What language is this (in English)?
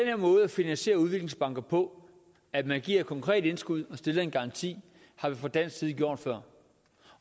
Danish